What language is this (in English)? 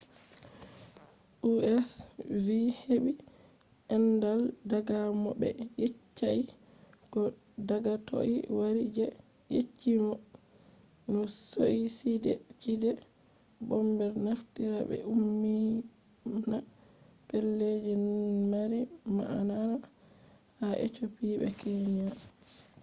Fula